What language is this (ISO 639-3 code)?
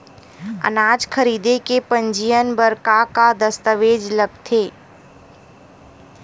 hne